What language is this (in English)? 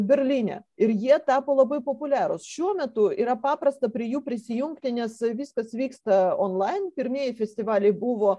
Lithuanian